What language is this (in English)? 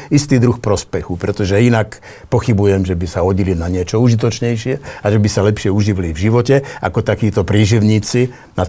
Slovak